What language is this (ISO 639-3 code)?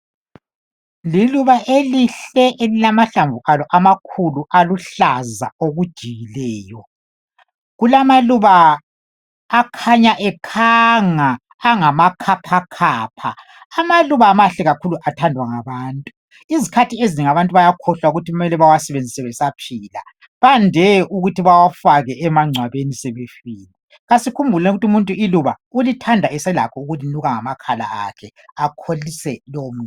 nde